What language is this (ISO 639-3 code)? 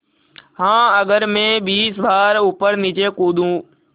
hin